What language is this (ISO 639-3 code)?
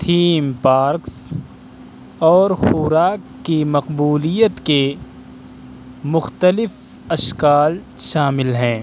urd